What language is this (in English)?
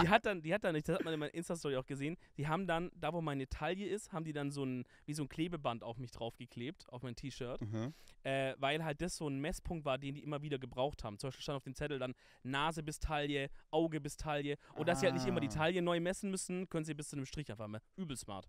German